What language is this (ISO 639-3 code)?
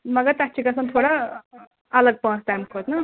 kas